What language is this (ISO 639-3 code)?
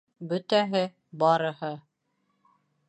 bak